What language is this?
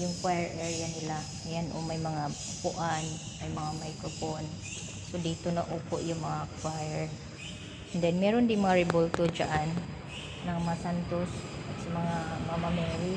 Filipino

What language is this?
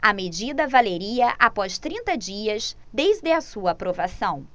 Portuguese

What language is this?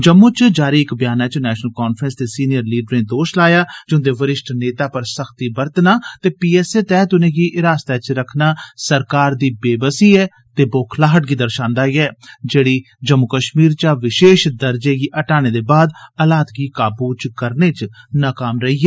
Dogri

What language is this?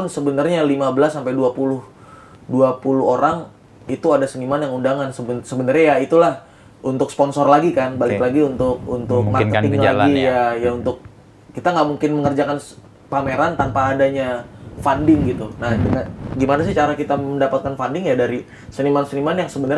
Indonesian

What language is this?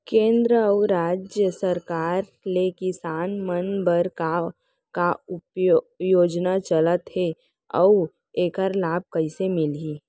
Chhattisgarhi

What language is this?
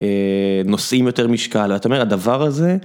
Hebrew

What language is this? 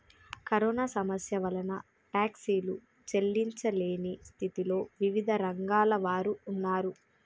Telugu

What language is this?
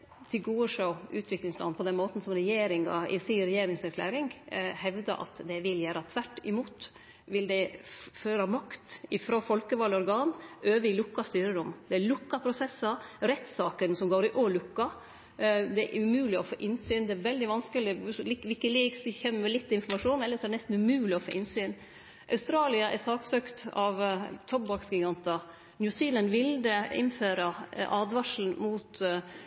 Norwegian Nynorsk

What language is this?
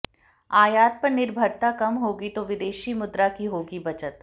Hindi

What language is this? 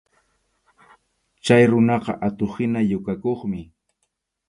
Arequipa-La Unión Quechua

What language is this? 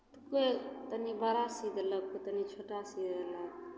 Maithili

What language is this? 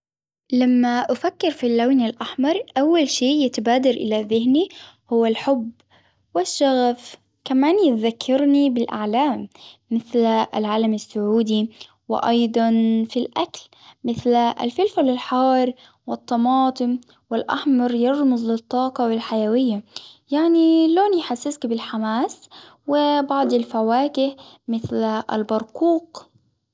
Hijazi Arabic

